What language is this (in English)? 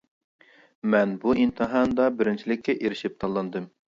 Uyghur